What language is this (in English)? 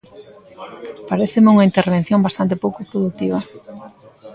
Galician